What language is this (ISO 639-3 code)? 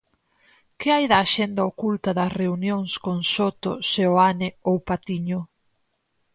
glg